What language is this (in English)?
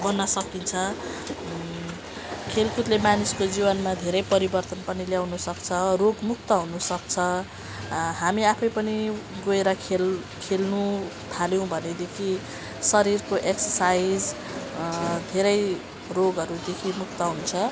Nepali